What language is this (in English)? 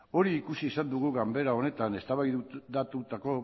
Basque